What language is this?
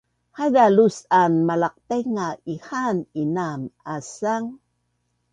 Bunun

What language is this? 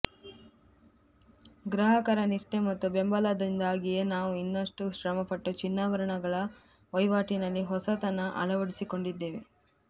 Kannada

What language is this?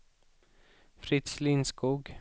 Swedish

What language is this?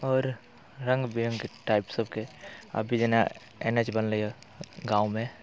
Maithili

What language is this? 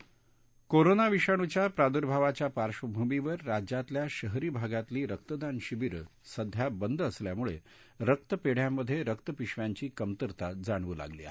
Marathi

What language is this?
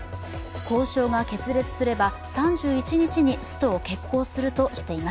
Japanese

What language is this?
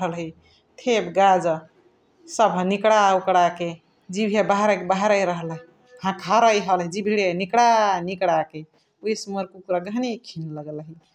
Chitwania Tharu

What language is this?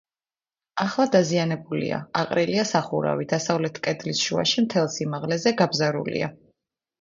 Georgian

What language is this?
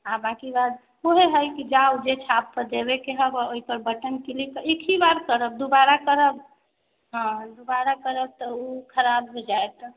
Maithili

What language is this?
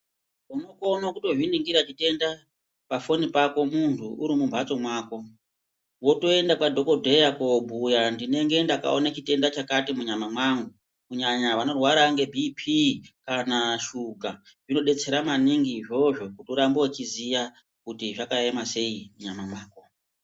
Ndau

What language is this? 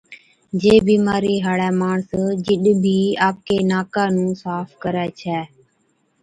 Od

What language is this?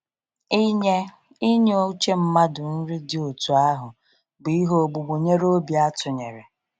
Igbo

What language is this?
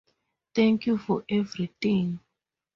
English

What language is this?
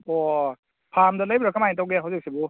Manipuri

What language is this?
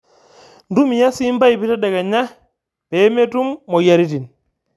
Masai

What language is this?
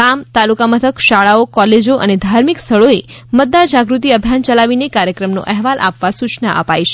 Gujarati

